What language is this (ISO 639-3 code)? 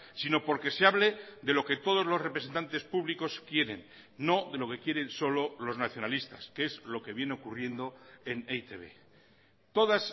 spa